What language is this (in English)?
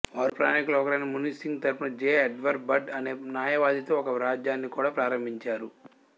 Telugu